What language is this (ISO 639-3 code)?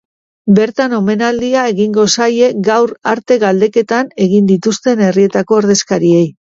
eus